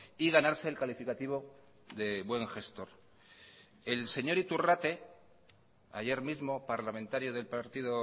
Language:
Spanish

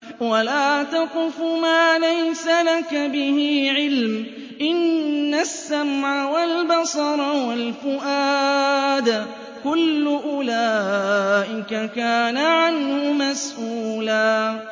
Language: Arabic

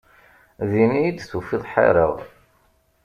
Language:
Kabyle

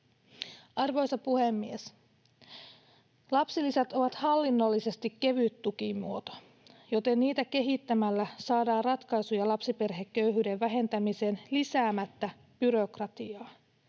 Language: Finnish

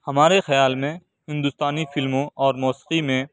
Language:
Urdu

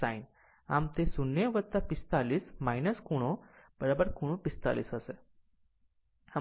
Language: Gujarati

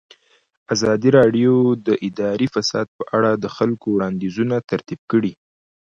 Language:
Pashto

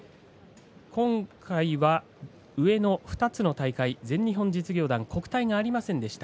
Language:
Japanese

